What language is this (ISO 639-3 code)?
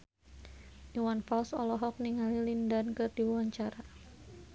sun